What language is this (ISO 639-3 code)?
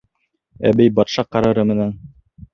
bak